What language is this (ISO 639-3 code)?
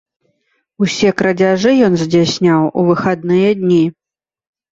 bel